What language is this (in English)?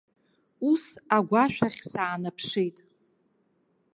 Abkhazian